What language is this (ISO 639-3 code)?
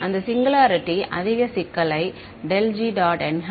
tam